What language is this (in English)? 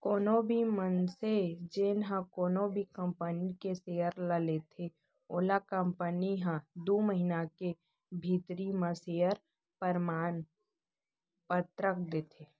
Chhattisgarhi